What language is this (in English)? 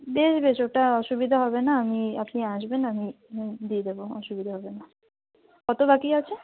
Bangla